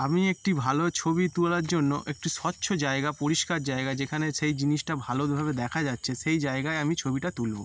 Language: Bangla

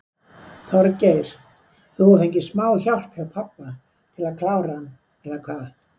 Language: Icelandic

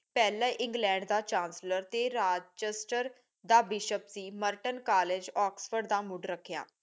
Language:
Punjabi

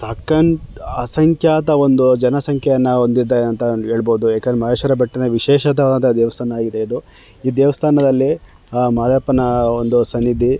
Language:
Kannada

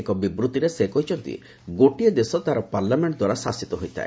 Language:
Odia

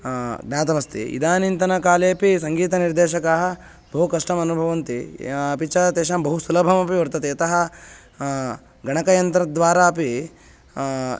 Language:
Sanskrit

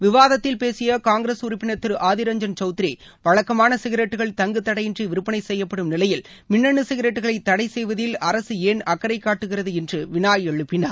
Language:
Tamil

